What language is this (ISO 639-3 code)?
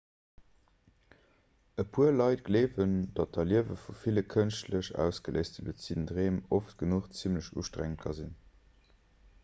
ltz